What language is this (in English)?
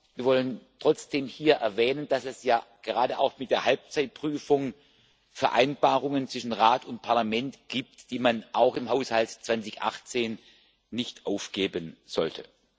German